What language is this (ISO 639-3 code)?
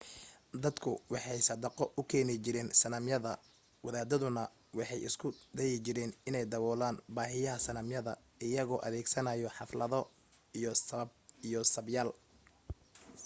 som